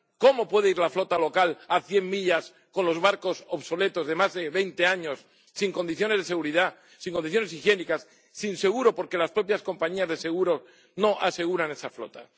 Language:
Spanish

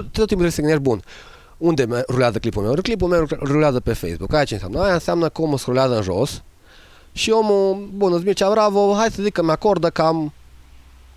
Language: Romanian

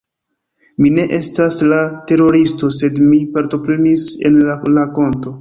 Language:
Esperanto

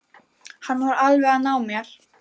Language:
Icelandic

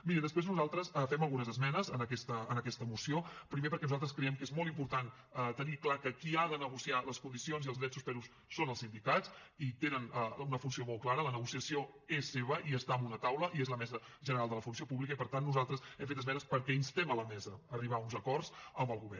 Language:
Catalan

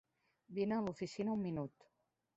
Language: Catalan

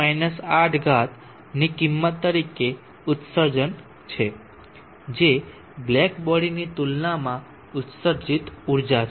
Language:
Gujarati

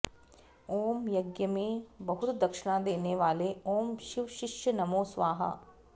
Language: Sanskrit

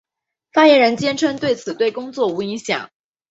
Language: Chinese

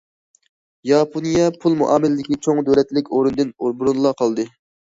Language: Uyghur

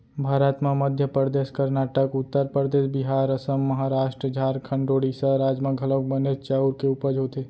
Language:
Chhattisgarhi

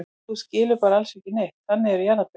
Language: Icelandic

